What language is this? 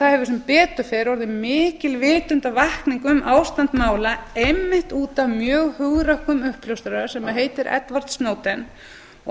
Icelandic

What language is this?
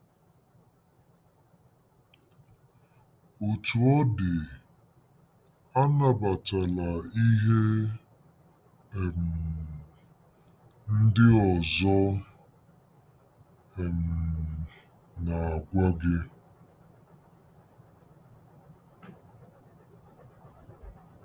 Igbo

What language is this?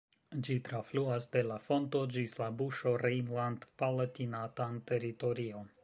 Esperanto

